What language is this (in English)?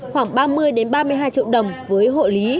Vietnamese